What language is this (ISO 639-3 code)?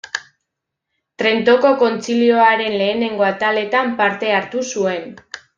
eus